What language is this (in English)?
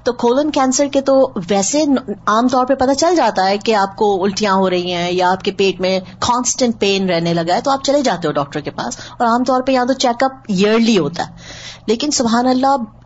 Urdu